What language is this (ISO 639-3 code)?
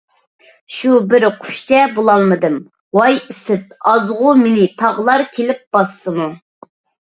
uig